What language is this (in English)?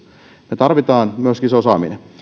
Finnish